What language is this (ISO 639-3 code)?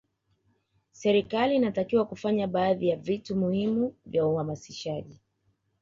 swa